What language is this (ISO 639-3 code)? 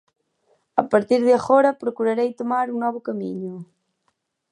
glg